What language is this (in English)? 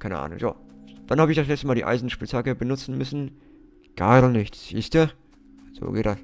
German